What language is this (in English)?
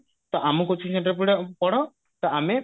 Odia